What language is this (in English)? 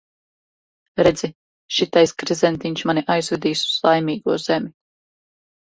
Latvian